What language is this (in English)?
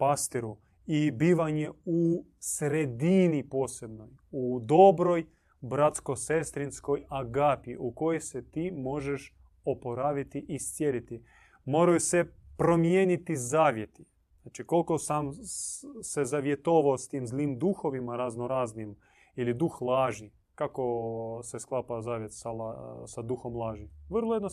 Croatian